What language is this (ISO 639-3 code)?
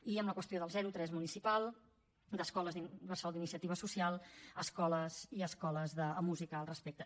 cat